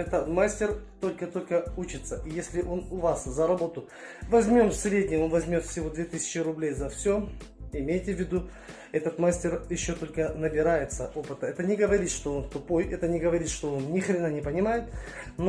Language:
Russian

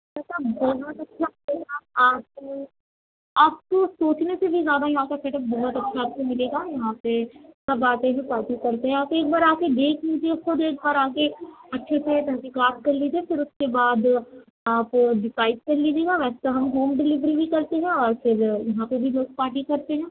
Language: Urdu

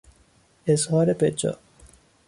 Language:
Persian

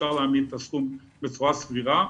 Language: Hebrew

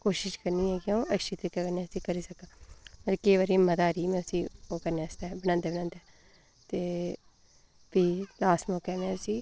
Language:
Dogri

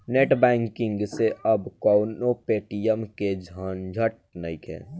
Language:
Bhojpuri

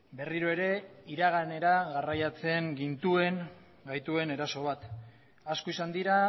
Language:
Basque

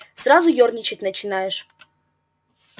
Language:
Russian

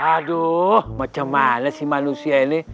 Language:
Indonesian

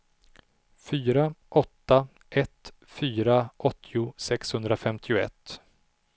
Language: Swedish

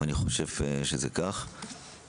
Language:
Hebrew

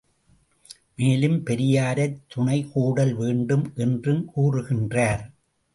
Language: Tamil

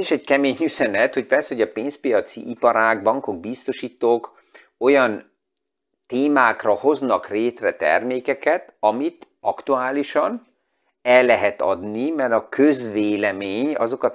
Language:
Hungarian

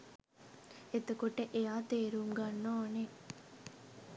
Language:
Sinhala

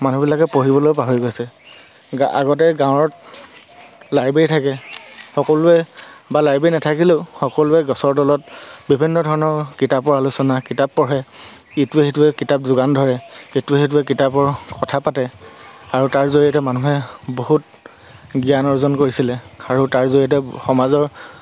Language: Assamese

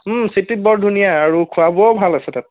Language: Assamese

